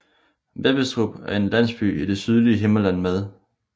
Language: Danish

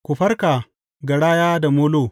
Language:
Hausa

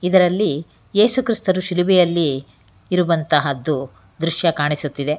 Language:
Kannada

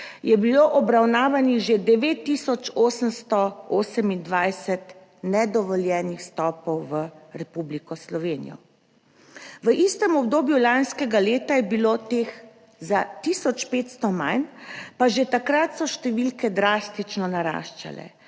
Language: Slovenian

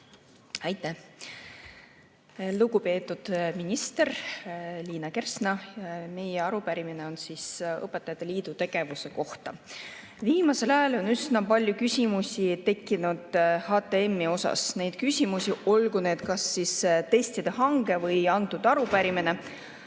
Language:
Estonian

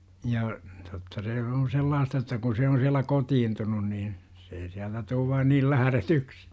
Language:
Finnish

